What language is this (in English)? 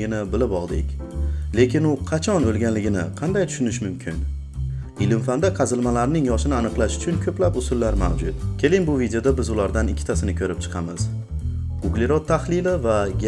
Turkish